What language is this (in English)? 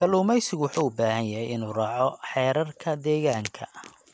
Somali